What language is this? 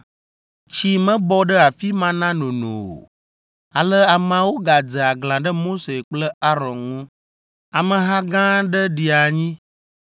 Ewe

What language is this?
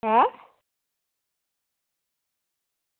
Dogri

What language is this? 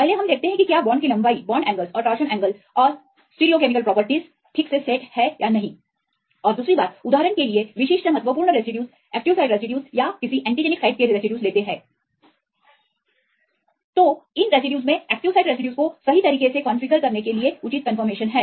Hindi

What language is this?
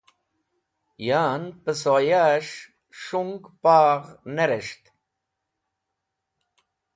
Wakhi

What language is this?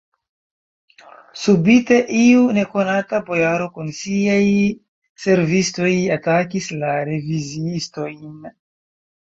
Esperanto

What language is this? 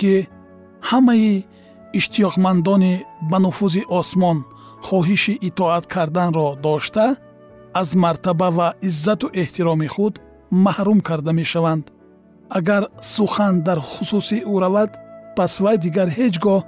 Persian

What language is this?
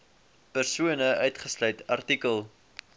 Afrikaans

